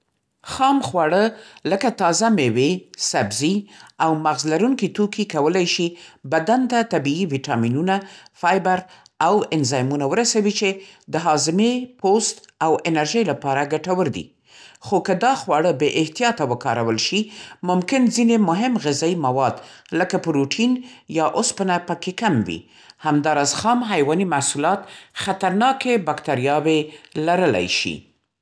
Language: Central Pashto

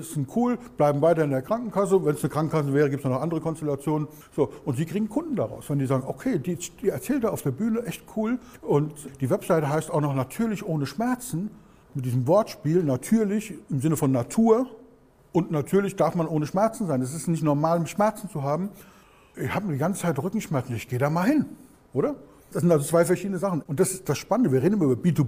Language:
German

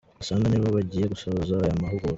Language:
Kinyarwanda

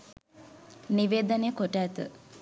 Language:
Sinhala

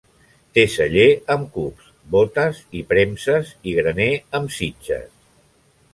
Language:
Catalan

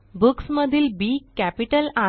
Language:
Marathi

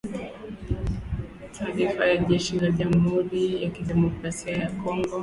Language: Swahili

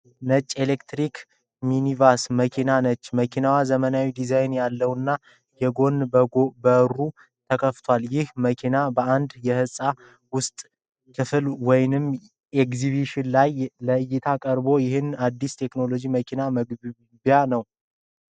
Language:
Amharic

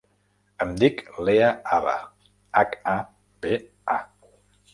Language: Catalan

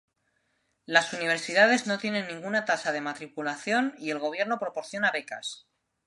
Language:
Spanish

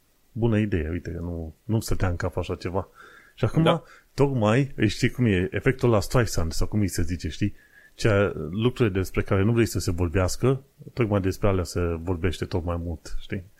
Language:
Romanian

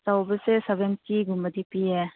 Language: Manipuri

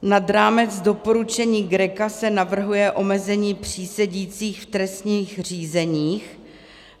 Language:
Czech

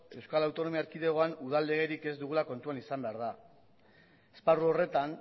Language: Basque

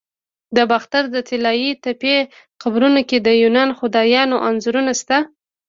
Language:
Pashto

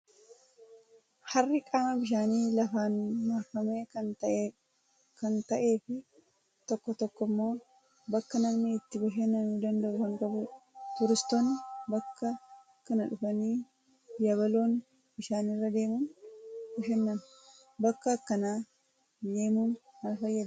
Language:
Oromo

